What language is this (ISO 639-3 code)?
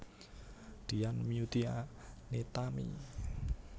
jav